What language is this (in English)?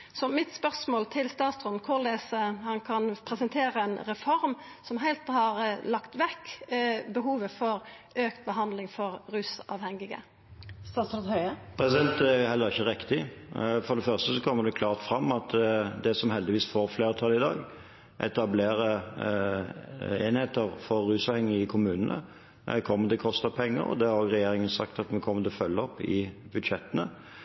Norwegian